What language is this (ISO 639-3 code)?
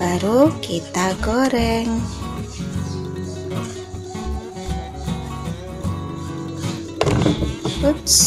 ind